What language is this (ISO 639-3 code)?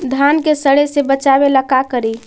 mag